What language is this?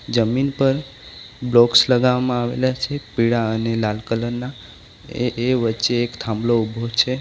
Gujarati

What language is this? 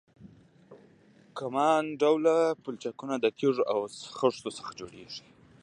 Pashto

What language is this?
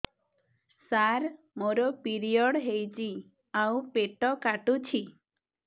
Odia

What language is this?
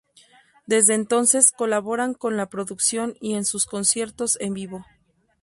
Spanish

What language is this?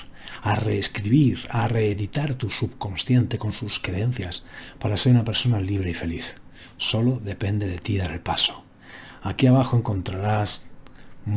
Spanish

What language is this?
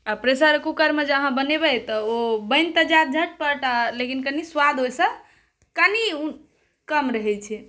Maithili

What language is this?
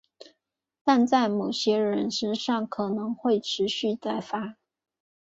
Chinese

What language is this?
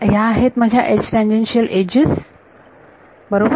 Marathi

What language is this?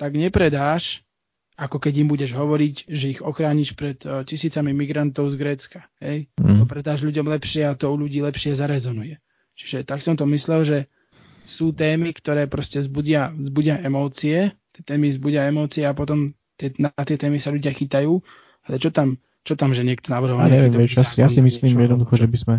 Slovak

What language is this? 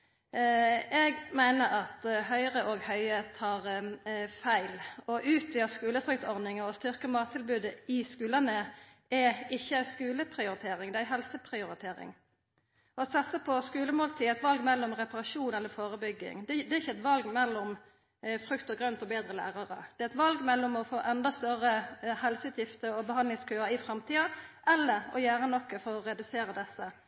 Norwegian Nynorsk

